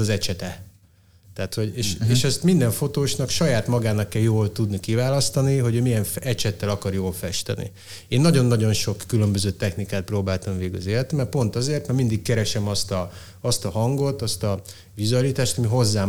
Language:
Hungarian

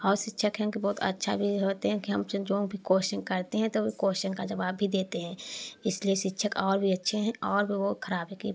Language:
Hindi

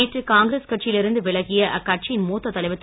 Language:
Tamil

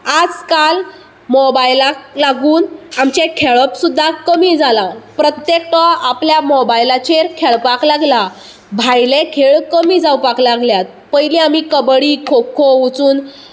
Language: Konkani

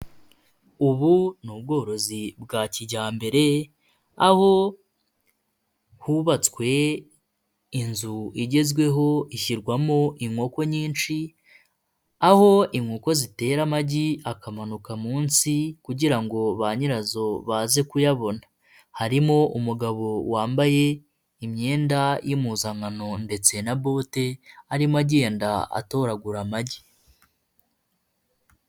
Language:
Kinyarwanda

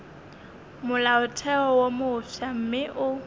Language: Northern Sotho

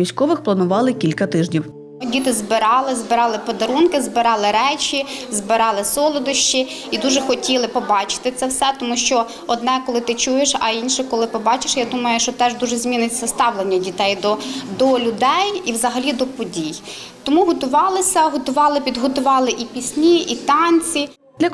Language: Ukrainian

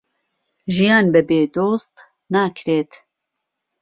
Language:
Central Kurdish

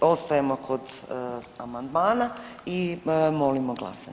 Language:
Croatian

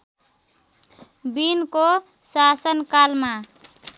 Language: Nepali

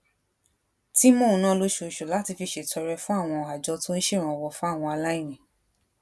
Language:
Yoruba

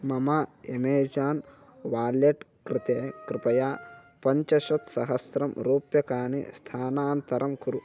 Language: Sanskrit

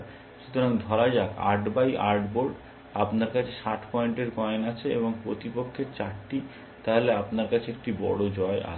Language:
Bangla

